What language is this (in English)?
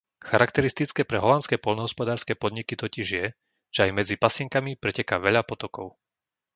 Slovak